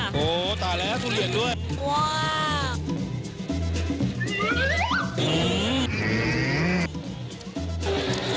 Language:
Thai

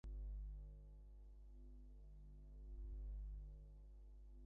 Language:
Bangla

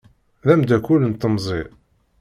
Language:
Kabyle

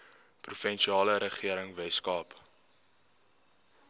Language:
Afrikaans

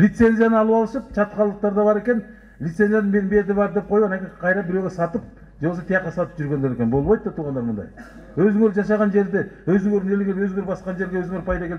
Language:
French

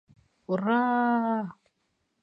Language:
Bashkir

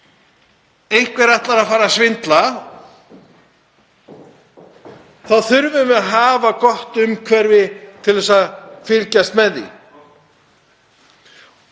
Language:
Icelandic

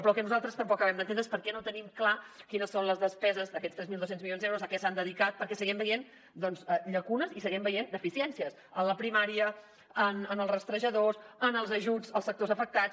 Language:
Catalan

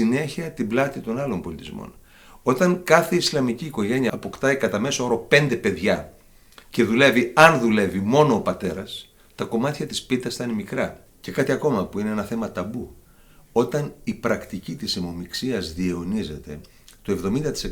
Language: Greek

